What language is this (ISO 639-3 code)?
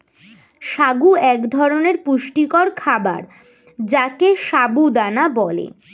ben